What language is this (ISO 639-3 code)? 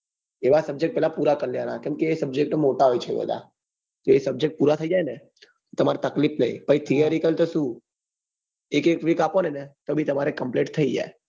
guj